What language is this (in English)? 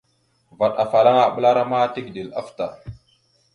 Mada (Cameroon)